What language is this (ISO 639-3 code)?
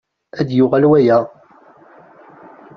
kab